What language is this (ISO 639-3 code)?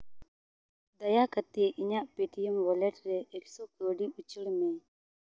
sat